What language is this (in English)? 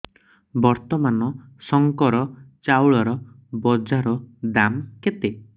Odia